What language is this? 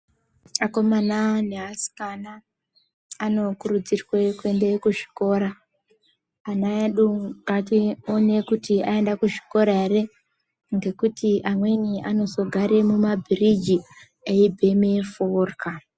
Ndau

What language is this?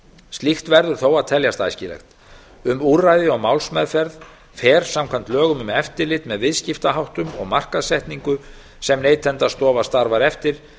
Icelandic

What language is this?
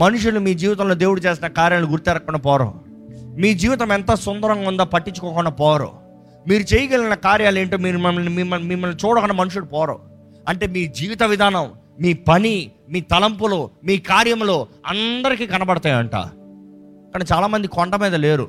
Telugu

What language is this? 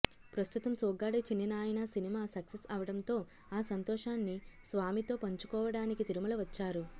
Telugu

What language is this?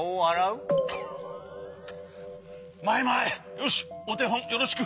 Japanese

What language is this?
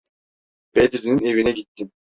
Turkish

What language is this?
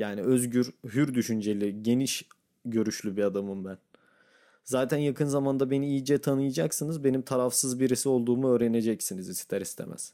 Turkish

